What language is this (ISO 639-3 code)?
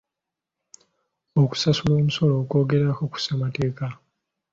lug